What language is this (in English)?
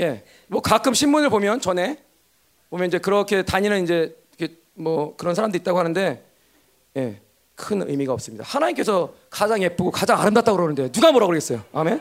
Korean